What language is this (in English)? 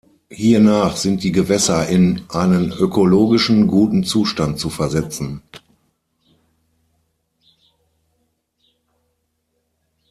German